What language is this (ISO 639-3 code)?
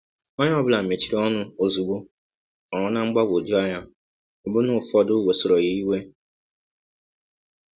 ibo